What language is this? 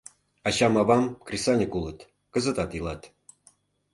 Mari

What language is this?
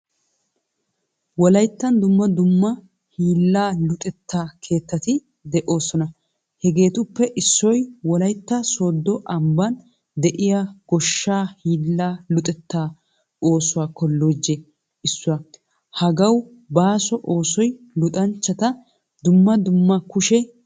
Wolaytta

